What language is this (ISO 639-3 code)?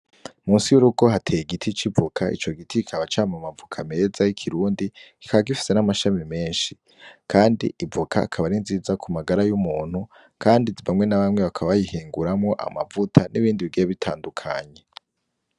run